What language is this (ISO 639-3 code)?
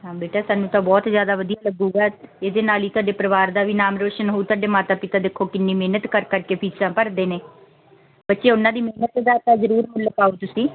pan